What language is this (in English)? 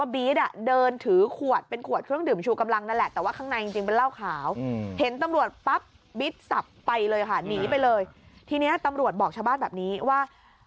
Thai